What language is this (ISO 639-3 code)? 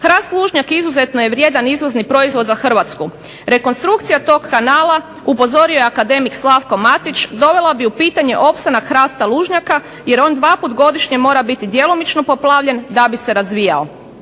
hrv